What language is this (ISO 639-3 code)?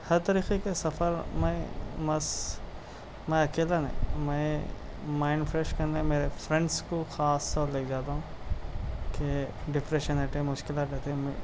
urd